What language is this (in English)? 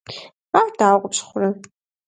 Kabardian